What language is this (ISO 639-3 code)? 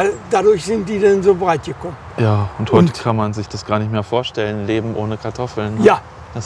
deu